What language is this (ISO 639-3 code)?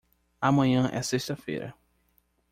por